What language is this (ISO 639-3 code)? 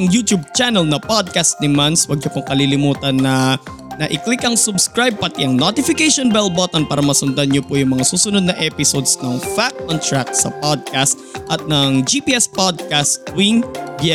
fil